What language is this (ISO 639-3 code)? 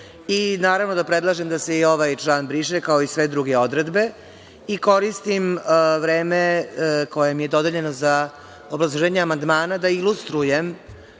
srp